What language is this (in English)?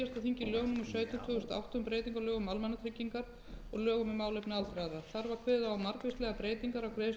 Icelandic